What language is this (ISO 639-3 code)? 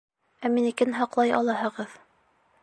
bak